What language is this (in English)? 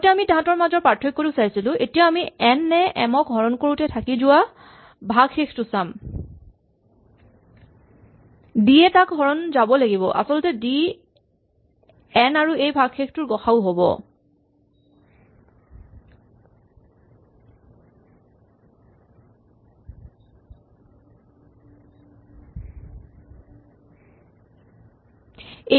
Assamese